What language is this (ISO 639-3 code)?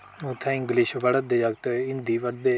doi